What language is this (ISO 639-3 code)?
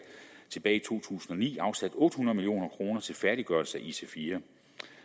dan